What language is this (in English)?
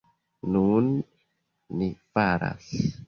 Esperanto